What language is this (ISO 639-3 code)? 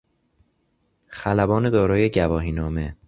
fas